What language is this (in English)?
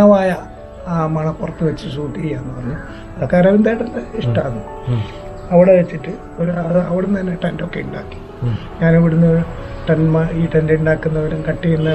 Malayalam